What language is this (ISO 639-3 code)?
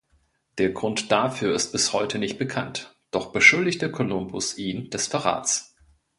deu